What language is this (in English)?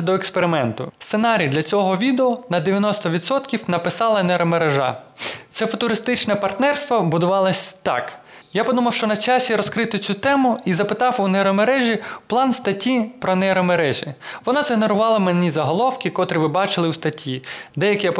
Ukrainian